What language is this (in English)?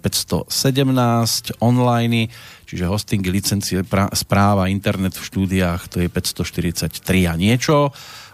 Slovak